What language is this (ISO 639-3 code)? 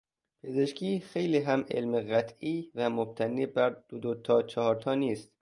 fas